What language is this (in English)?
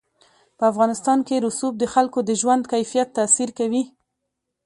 Pashto